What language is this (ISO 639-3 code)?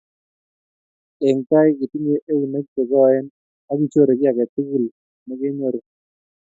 kln